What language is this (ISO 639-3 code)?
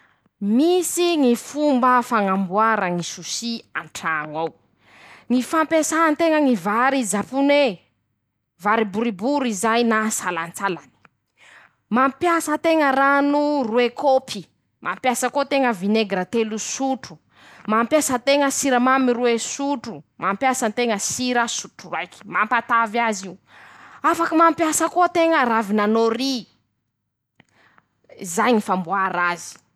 msh